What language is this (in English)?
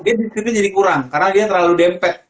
Indonesian